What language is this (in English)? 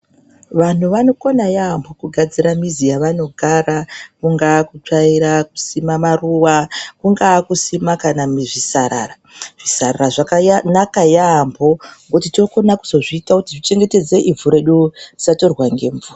Ndau